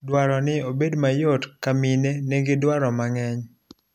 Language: Luo (Kenya and Tanzania)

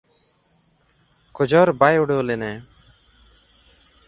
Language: Santali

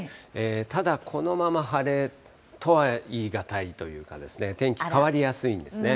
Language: Japanese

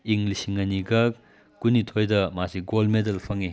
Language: Manipuri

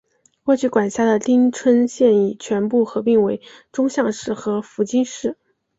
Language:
Chinese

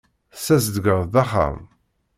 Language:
Kabyle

